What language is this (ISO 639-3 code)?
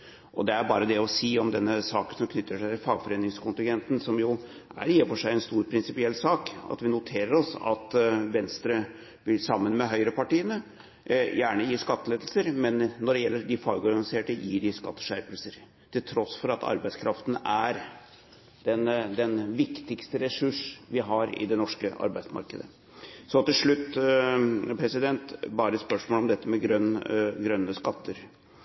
nob